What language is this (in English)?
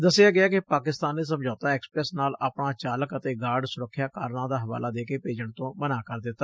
Punjabi